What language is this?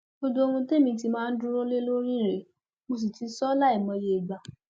Yoruba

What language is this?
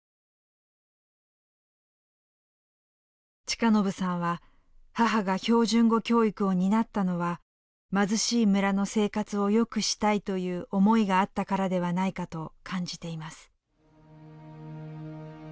Japanese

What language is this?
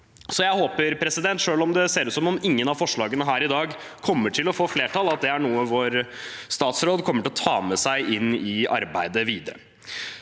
Norwegian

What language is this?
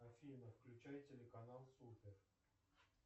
Russian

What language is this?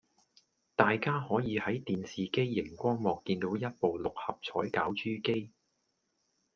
Cantonese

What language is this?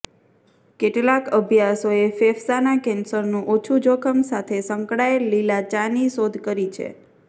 Gujarati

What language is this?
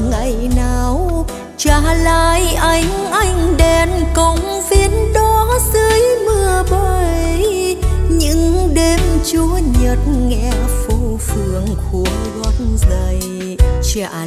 Vietnamese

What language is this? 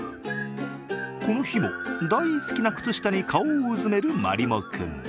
Japanese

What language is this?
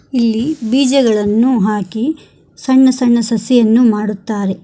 Kannada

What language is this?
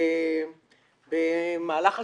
Hebrew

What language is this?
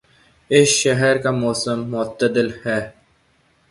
Urdu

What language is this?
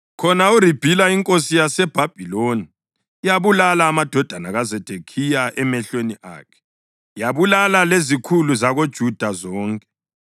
North Ndebele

